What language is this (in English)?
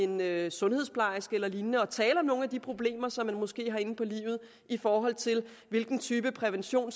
Danish